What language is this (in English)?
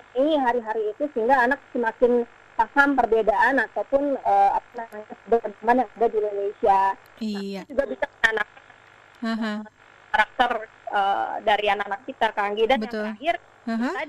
Indonesian